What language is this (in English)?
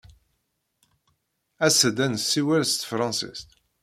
Kabyle